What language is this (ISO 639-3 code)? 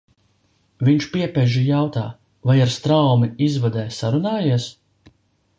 lav